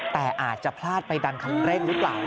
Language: Thai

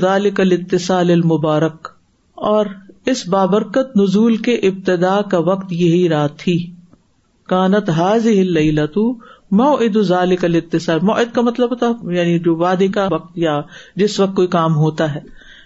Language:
Urdu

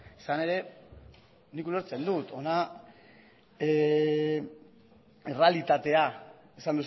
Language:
Basque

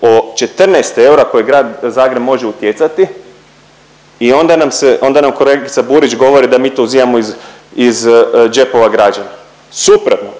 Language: Croatian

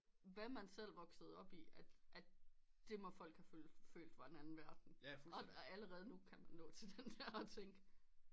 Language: Danish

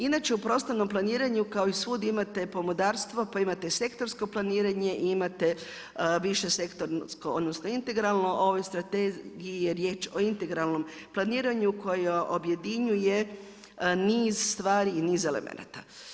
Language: Croatian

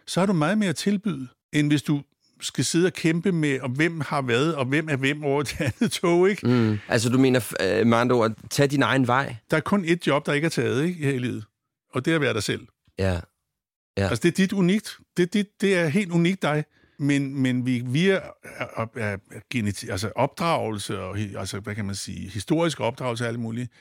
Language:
Danish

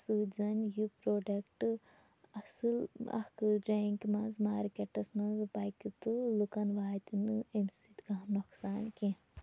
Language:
Kashmiri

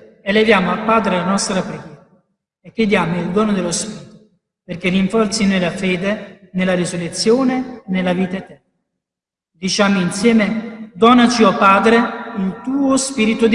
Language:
Italian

